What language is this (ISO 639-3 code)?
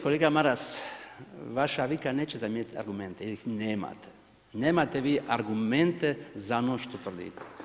hrv